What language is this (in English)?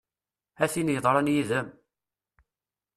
Kabyle